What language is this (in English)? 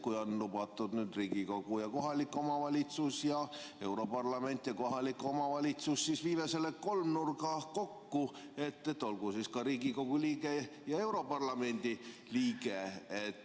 Estonian